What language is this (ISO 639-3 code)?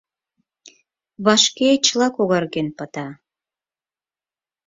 chm